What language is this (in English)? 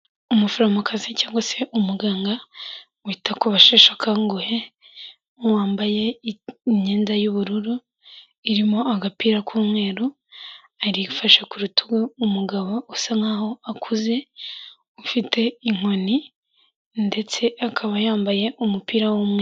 Kinyarwanda